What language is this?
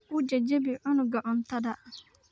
Somali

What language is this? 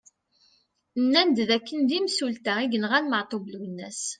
Kabyle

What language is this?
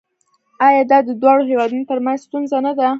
Pashto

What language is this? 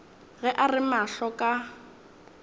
Northern Sotho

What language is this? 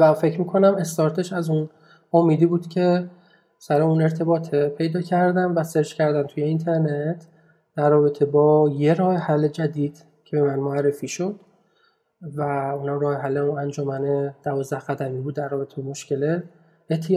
Persian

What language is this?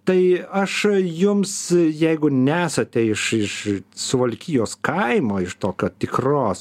Lithuanian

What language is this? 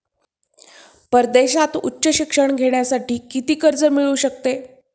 Marathi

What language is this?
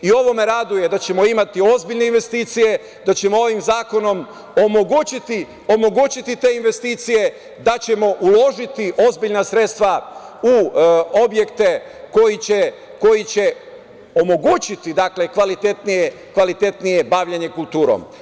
Serbian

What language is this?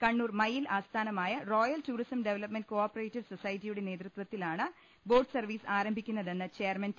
Malayalam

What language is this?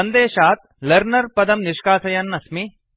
Sanskrit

